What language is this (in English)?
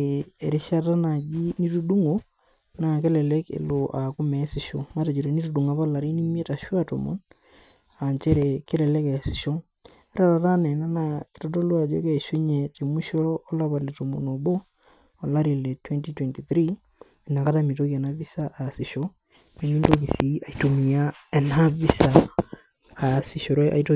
Masai